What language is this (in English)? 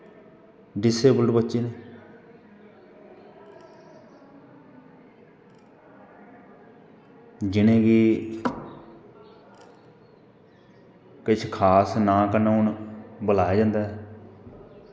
Dogri